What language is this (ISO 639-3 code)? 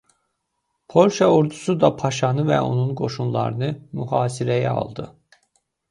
aze